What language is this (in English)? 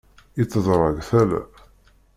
Kabyle